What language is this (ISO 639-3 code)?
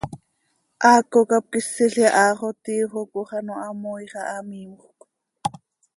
sei